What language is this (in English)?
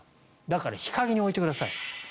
Japanese